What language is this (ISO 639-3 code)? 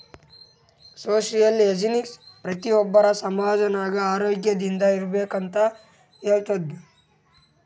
kan